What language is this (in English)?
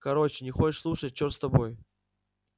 Russian